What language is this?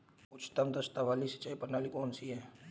Hindi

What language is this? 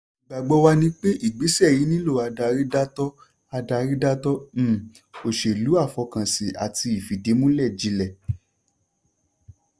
Yoruba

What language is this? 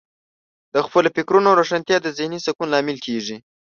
Pashto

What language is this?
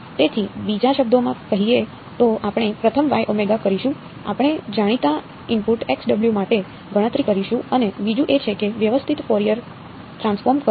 Gujarati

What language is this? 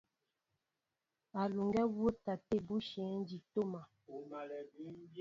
Mbo (Cameroon)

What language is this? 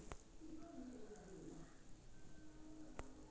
Kannada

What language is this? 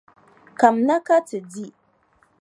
Dagbani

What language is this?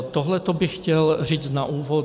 Czech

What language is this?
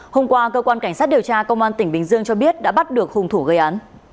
Vietnamese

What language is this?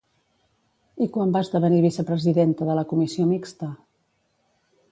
Catalan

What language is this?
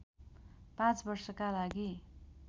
Nepali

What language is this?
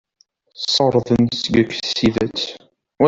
Kabyle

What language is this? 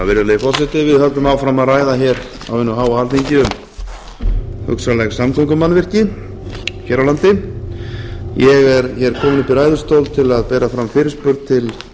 Icelandic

